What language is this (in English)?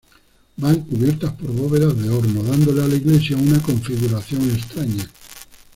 Spanish